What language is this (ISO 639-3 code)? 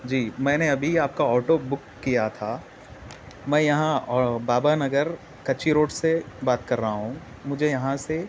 urd